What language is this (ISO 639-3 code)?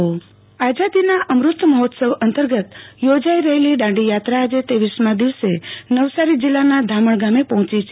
guj